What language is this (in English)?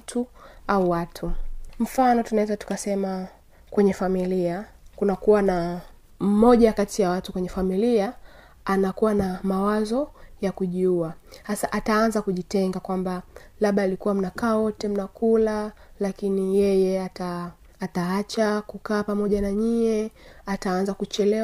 Swahili